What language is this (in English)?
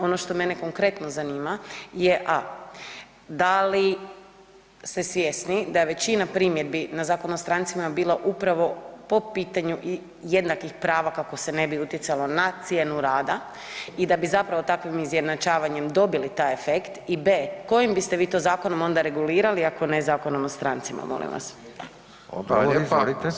Croatian